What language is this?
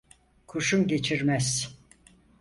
Turkish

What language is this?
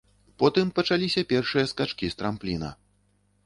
Belarusian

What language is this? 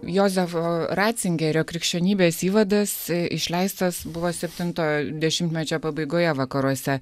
Lithuanian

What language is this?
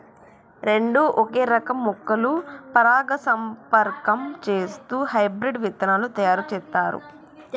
Telugu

